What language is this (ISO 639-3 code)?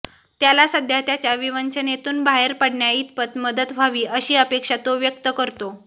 mar